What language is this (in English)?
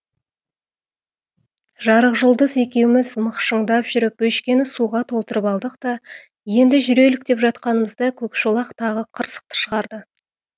Kazakh